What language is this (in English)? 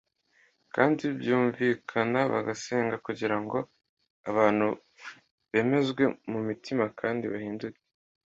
Kinyarwanda